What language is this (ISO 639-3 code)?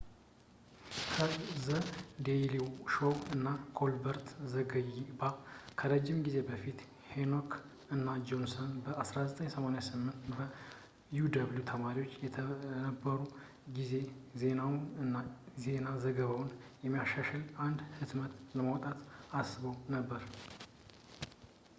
amh